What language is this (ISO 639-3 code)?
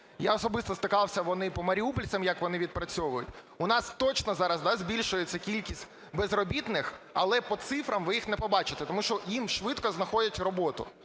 ukr